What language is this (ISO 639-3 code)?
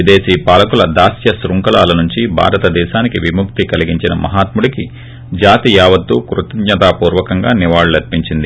tel